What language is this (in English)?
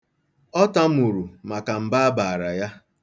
Igbo